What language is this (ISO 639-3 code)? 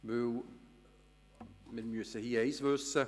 gsw